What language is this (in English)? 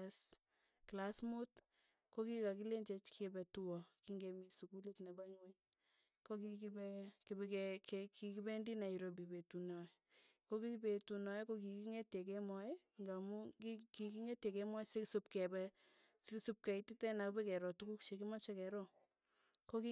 Tugen